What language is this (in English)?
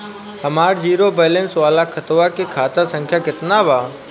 Bhojpuri